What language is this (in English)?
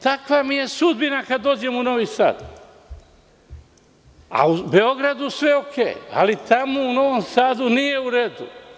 Serbian